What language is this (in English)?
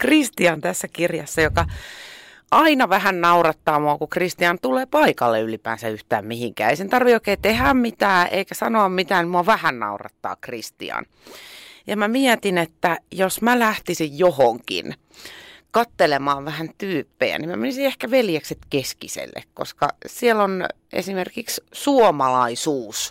Finnish